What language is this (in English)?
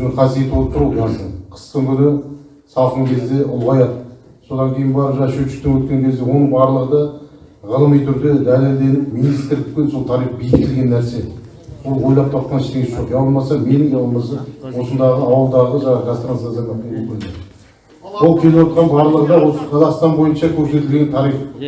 Turkish